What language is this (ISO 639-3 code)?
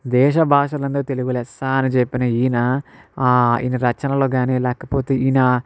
tel